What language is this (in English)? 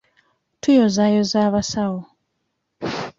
Ganda